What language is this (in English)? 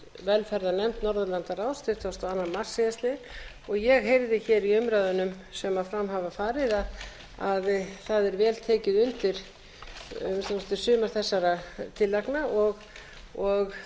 Icelandic